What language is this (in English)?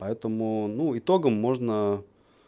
Russian